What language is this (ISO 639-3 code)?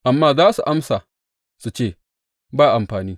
hau